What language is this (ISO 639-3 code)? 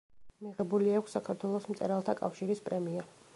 kat